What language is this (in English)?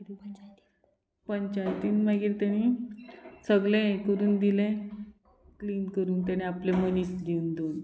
Konkani